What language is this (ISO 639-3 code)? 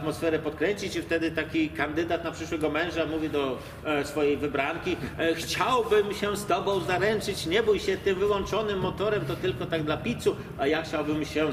pol